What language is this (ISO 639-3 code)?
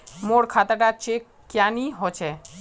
mag